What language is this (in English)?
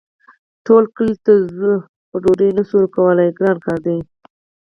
Pashto